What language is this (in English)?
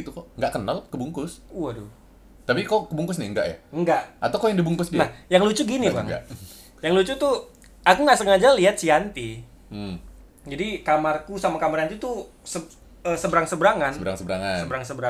Indonesian